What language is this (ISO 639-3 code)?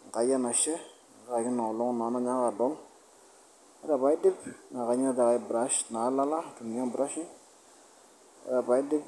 mas